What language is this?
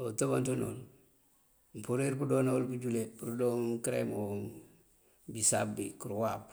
Mandjak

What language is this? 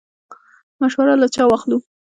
Pashto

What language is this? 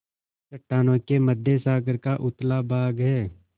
Hindi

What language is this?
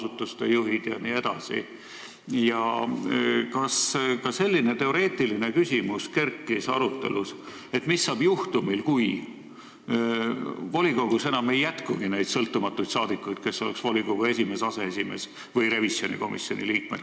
Estonian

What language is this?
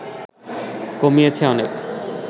Bangla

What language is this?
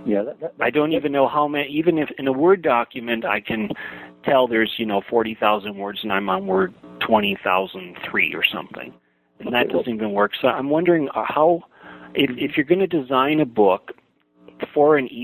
English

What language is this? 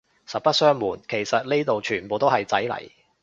Cantonese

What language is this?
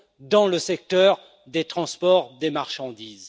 French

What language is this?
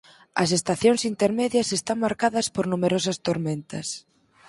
Galician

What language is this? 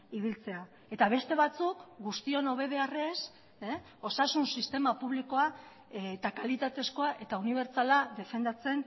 Basque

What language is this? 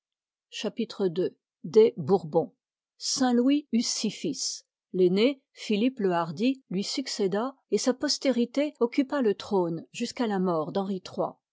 French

